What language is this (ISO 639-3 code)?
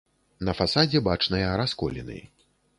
bel